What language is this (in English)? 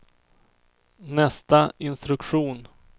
Swedish